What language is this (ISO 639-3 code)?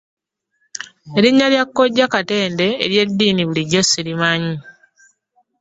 lug